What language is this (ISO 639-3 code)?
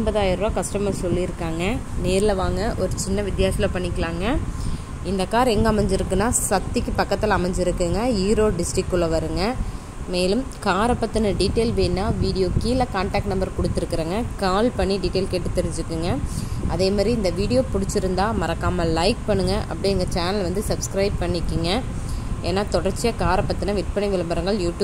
kor